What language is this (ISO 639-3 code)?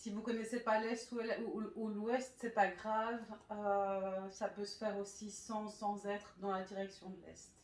fra